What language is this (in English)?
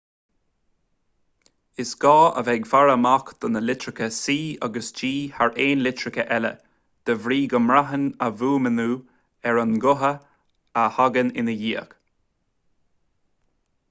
Irish